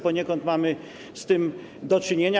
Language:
Polish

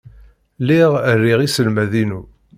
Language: Kabyle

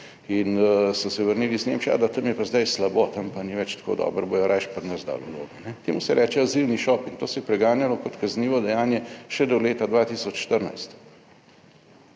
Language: Slovenian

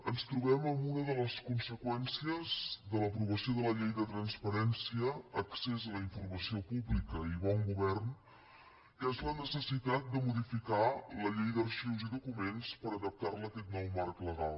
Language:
Catalan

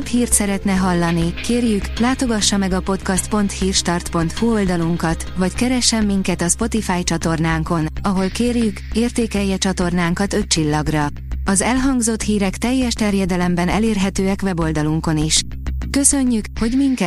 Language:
Hungarian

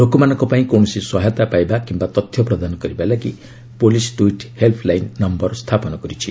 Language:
Odia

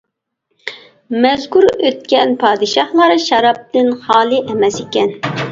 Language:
Uyghur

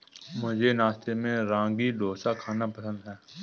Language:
Hindi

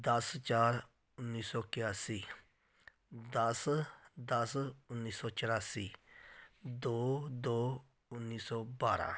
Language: Punjabi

